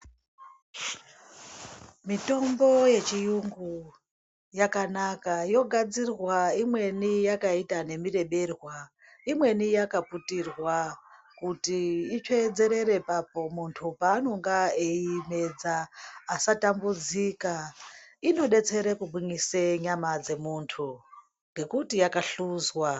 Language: Ndau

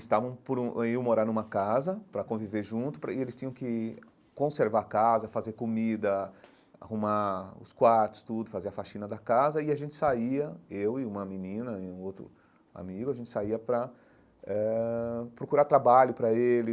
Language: Portuguese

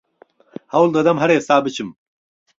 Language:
Central Kurdish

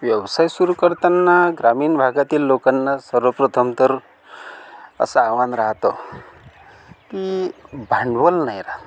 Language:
Marathi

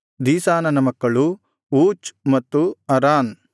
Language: Kannada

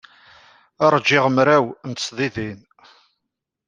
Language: Kabyle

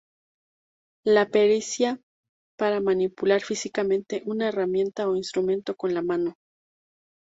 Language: Spanish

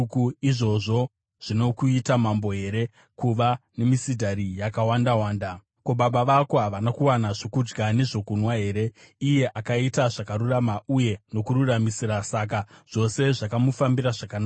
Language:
Shona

